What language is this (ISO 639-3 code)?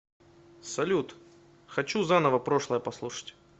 rus